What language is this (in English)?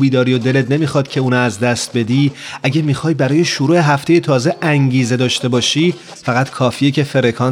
Persian